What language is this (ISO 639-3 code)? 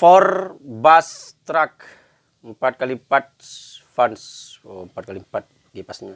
ind